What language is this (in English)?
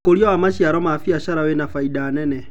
Kikuyu